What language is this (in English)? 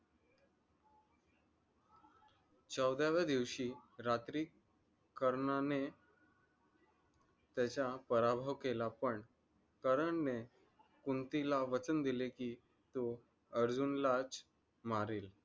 Marathi